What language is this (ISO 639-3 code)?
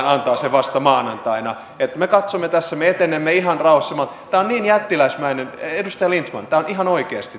fin